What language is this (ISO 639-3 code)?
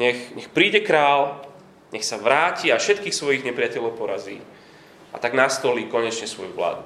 slk